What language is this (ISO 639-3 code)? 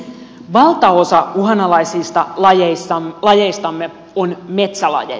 fin